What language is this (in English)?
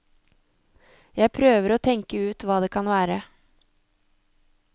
Norwegian